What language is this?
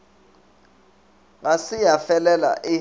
Northern Sotho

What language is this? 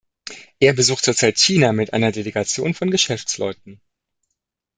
German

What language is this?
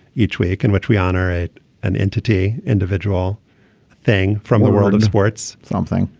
English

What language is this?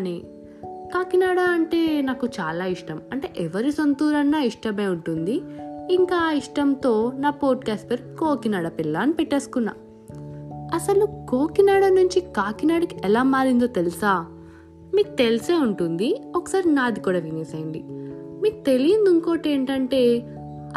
Telugu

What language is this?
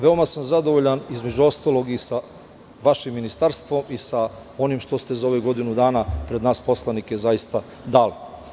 Serbian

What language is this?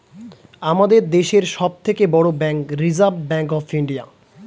Bangla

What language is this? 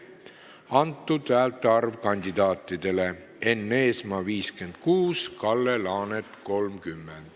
Estonian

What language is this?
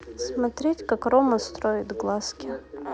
Russian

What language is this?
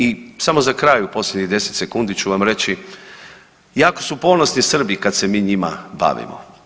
Croatian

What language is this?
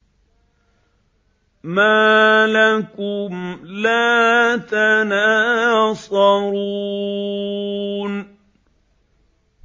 Arabic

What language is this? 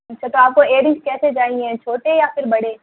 Urdu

